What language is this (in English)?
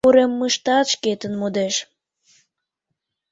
Mari